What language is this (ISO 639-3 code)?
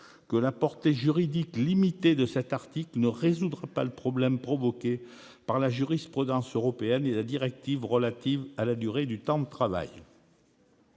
fra